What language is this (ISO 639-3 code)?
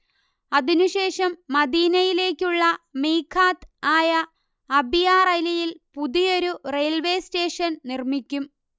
mal